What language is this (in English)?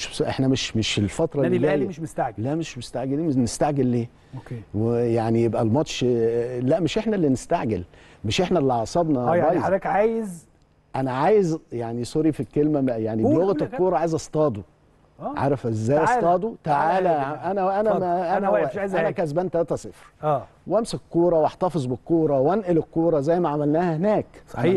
Arabic